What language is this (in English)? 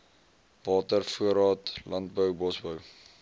Afrikaans